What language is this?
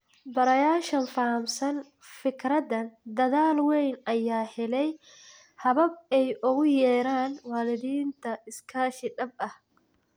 Somali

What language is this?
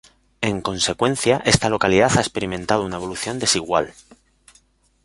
Spanish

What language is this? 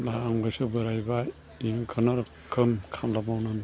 Bodo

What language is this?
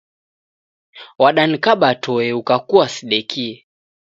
Taita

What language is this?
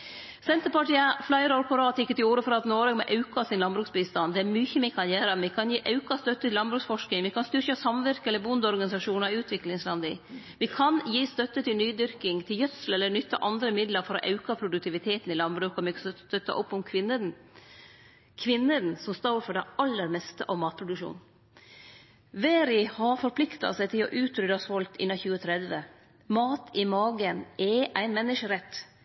Norwegian Nynorsk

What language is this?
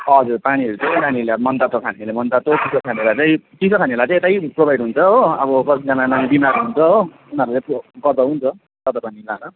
Nepali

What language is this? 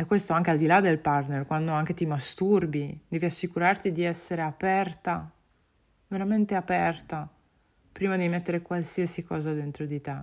Italian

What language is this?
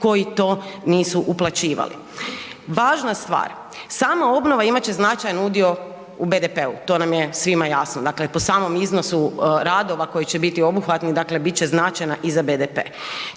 Croatian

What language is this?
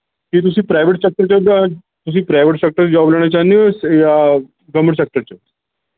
Punjabi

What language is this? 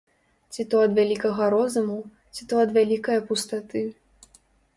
Belarusian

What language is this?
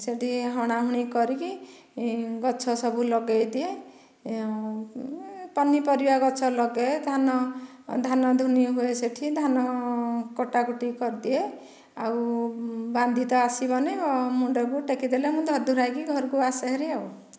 Odia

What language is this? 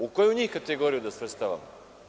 Serbian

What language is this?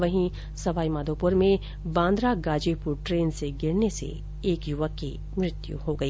Hindi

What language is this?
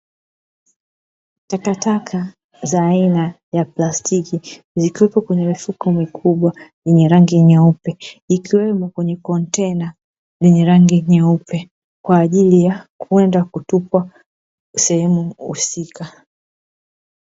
Swahili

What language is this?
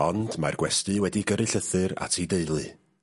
Welsh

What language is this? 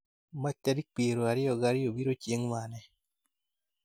Luo (Kenya and Tanzania)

